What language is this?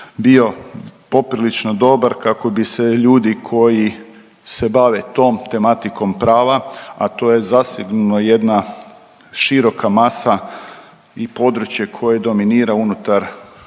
Croatian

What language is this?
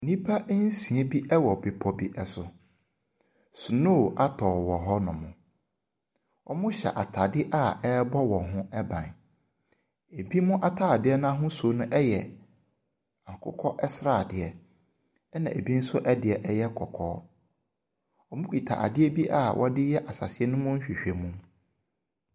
Akan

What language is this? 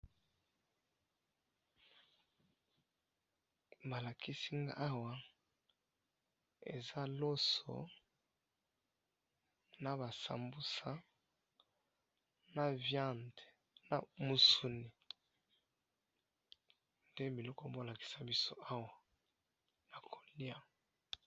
Lingala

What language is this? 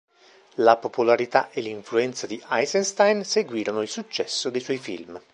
Italian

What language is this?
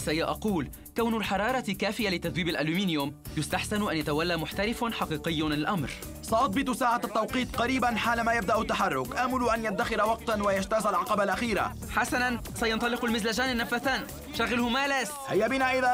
Arabic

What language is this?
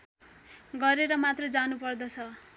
Nepali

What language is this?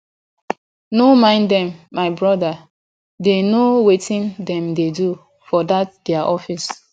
Nigerian Pidgin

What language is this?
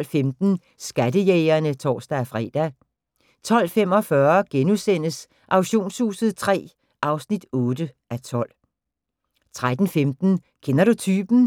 Danish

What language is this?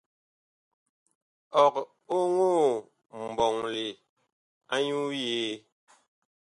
Bakoko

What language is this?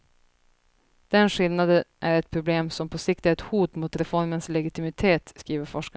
Swedish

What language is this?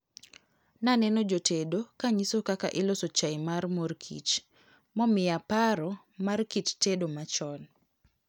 Luo (Kenya and Tanzania)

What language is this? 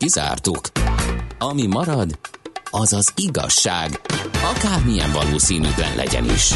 Hungarian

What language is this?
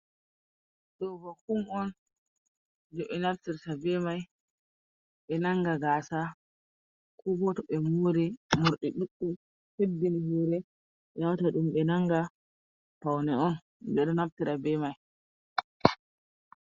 Fula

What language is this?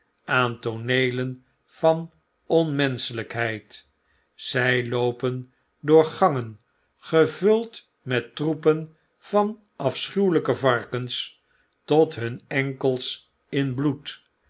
Dutch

